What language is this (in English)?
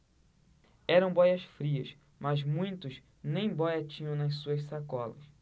Portuguese